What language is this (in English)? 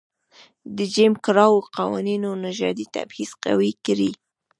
Pashto